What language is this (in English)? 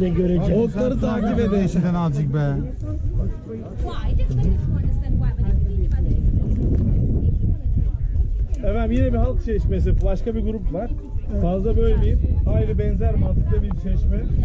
Turkish